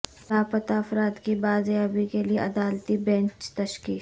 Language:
Urdu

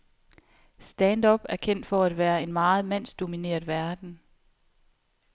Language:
Danish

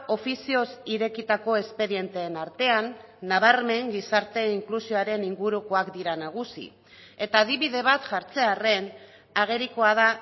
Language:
Basque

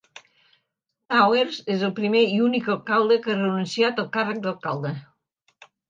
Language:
Catalan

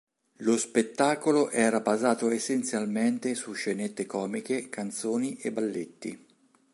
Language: Italian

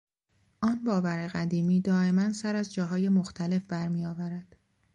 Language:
Persian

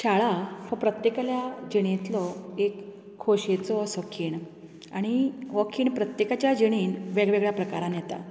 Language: Konkani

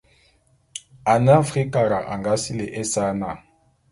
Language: Bulu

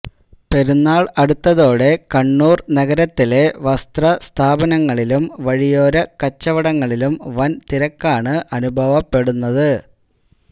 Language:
Malayalam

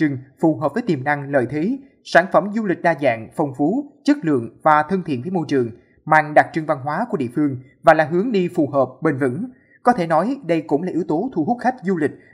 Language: Vietnamese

